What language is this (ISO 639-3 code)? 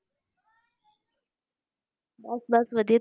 pan